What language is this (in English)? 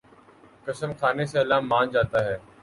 Urdu